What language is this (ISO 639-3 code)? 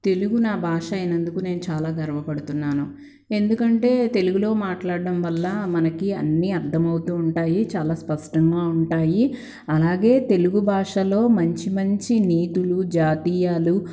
tel